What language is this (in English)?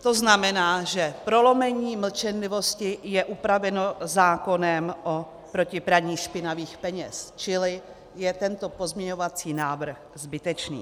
Czech